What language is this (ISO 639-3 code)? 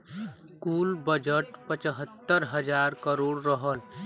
bho